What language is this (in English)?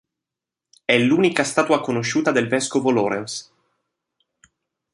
Italian